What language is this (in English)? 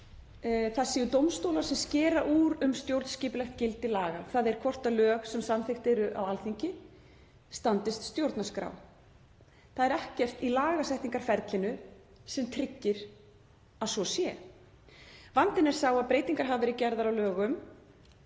Icelandic